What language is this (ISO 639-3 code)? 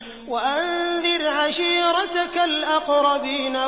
ara